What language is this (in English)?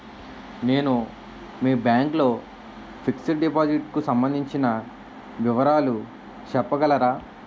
Telugu